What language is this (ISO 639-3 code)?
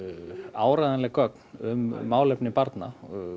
isl